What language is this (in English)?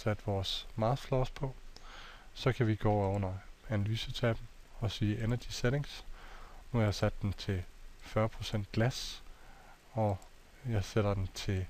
Danish